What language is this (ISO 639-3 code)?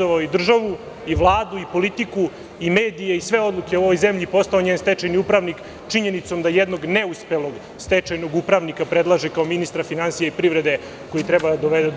srp